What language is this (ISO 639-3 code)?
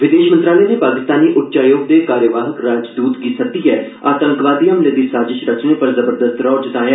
doi